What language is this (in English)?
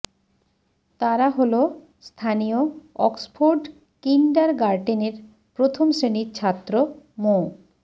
Bangla